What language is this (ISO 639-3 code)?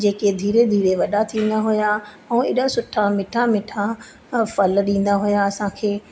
snd